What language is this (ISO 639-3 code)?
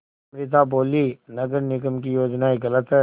hin